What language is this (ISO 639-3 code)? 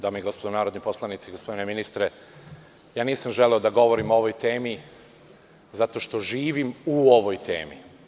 srp